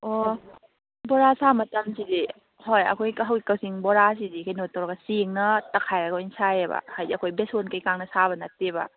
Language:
Manipuri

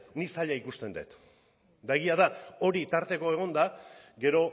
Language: Basque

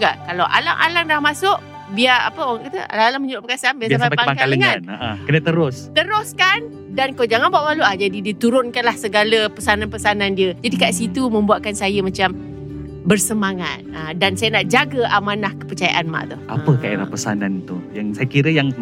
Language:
Malay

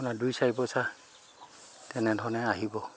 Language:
Assamese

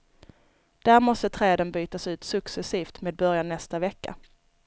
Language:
Swedish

